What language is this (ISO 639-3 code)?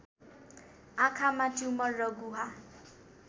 nep